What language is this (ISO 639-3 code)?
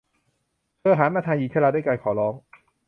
tha